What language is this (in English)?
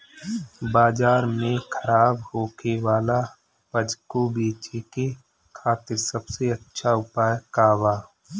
Bhojpuri